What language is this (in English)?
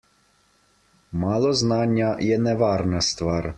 Slovenian